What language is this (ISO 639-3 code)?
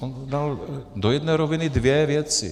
ces